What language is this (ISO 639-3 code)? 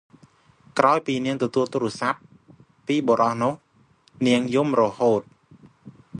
khm